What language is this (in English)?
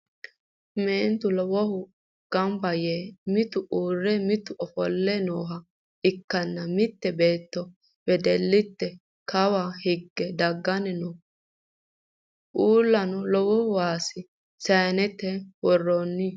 Sidamo